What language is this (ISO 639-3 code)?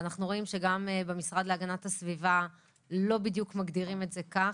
heb